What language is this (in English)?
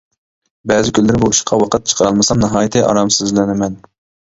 Uyghur